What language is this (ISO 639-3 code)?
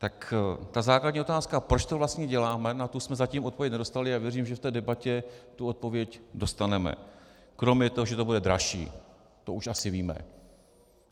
ces